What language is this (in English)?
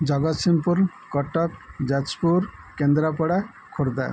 Odia